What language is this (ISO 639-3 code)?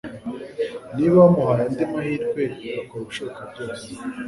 kin